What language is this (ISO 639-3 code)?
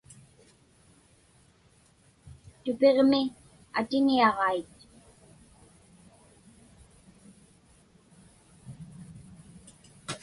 ipk